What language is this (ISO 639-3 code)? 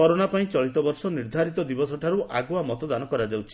ori